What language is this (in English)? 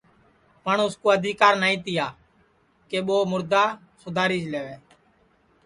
Sansi